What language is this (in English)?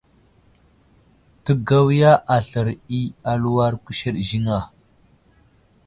Wuzlam